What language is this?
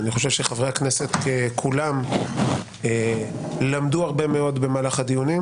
Hebrew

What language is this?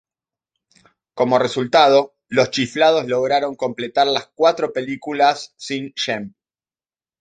Spanish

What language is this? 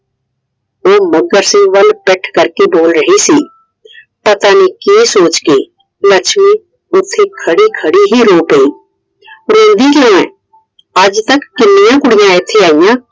Punjabi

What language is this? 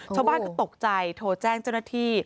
Thai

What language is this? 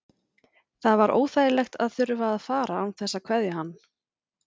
Icelandic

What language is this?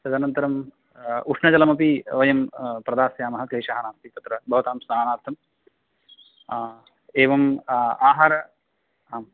Sanskrit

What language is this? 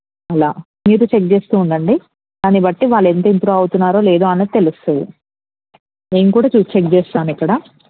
Telugu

